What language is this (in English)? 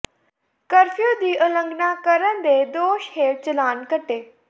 Punjabi